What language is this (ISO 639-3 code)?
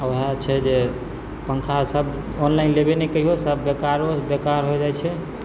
mai